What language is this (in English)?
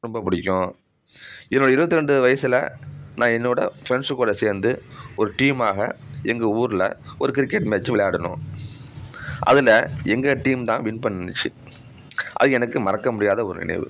Tamil